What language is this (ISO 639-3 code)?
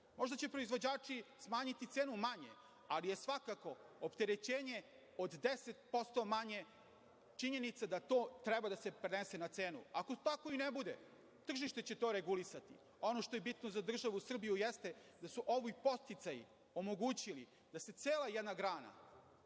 srp